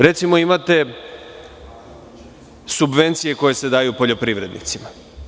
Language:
Serbian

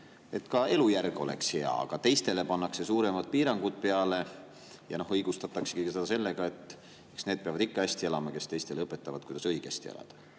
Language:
Estonian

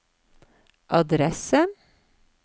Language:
Norwegian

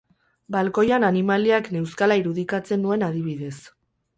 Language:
Basque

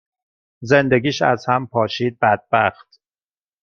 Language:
Persian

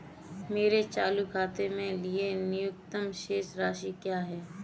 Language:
Hindi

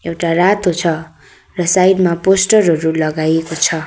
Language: Nepali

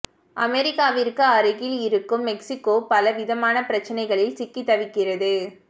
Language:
Tamil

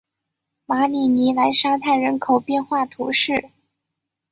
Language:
Chinese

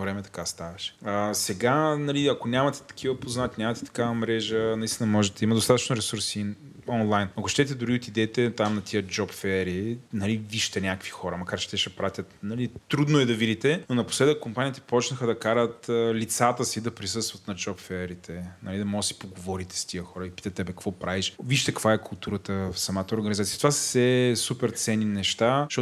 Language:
Bulgarian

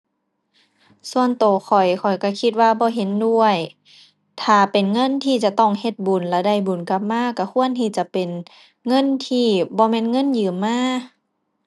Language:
Thai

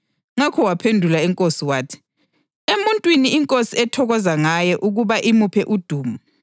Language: North Ndebele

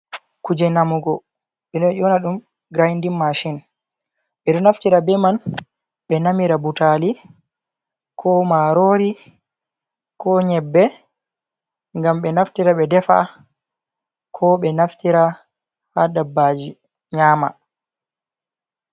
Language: Fula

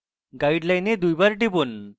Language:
Bangla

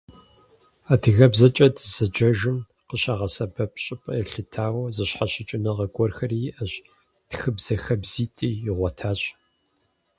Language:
Kabardian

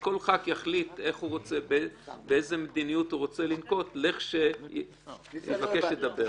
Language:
Hebrew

